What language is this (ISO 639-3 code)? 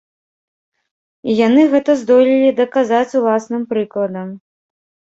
bel